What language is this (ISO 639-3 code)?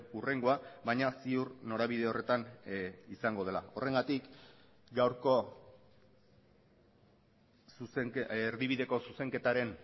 eus